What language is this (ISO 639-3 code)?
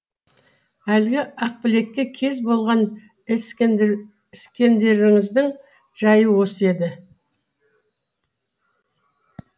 kaz